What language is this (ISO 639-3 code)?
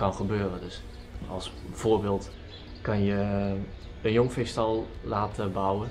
nld